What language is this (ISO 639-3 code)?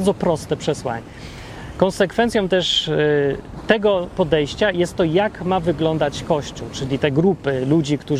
pol